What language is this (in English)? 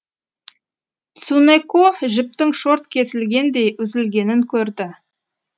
Kazakh